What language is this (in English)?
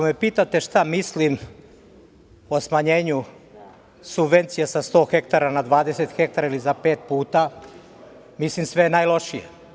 Serbian